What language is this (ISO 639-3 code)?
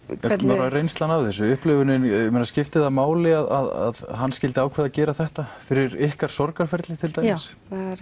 isl